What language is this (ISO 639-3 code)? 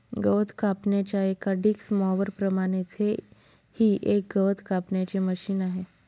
mar